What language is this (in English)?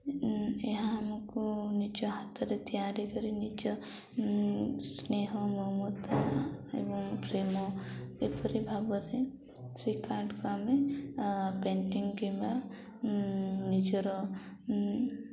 Odia